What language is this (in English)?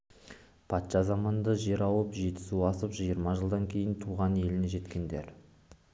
Kazakh